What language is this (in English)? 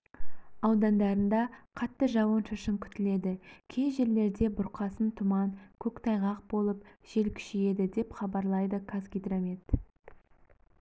Kazakh